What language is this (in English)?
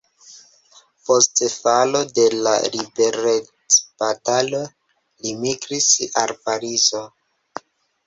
Esperanto